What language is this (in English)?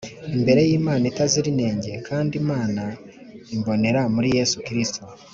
Kinyarwanda